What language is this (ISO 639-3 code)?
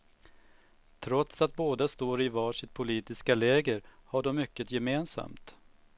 swe